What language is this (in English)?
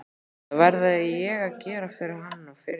Icelandic